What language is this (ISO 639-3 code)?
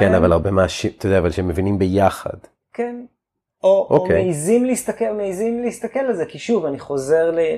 heb